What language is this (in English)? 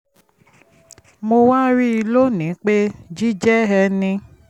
Yoruba